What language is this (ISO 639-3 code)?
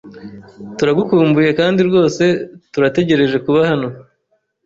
kin